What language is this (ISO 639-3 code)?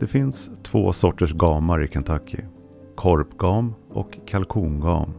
swe